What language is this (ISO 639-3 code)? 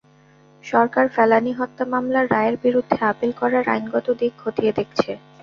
ben